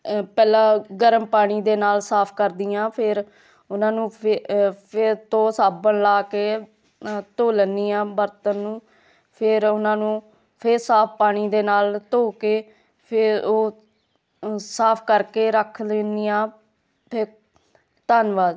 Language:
Punjabi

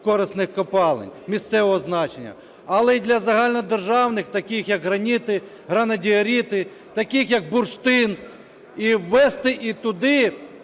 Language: Ukrainian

